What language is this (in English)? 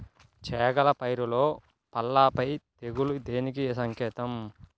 Telugu